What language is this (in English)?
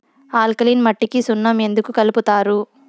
Telugu